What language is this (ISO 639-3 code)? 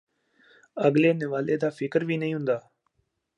pan